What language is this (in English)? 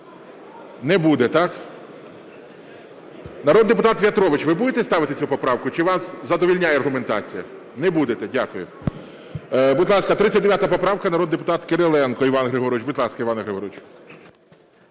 Ukrainian